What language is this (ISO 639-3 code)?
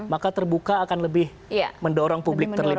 ind